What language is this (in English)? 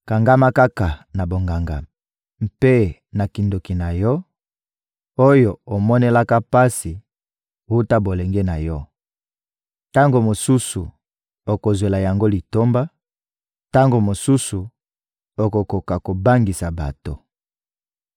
Lingala